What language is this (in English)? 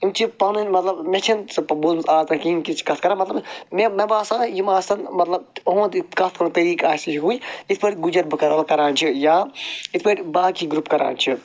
Kashmiri